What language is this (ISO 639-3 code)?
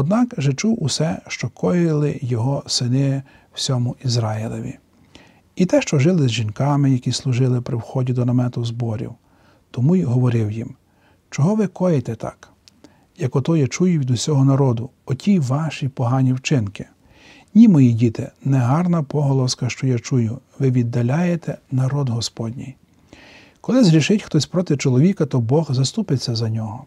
ukr